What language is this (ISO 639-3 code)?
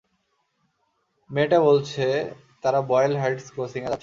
ben